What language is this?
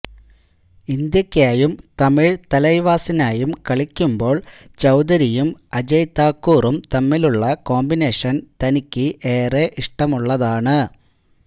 Malayalam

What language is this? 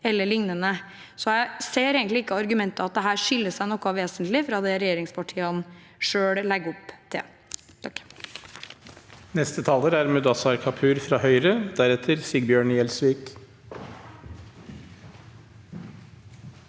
Norwegian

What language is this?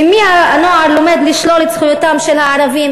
Hebrew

